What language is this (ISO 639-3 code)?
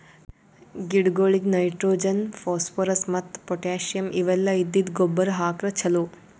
kan